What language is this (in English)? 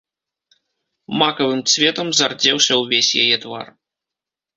Belarusian